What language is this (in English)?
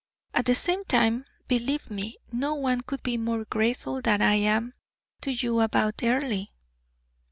English